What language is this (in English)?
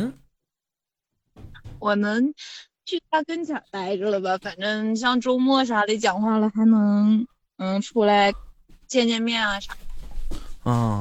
Chinese